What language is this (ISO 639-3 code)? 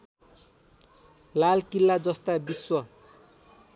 nep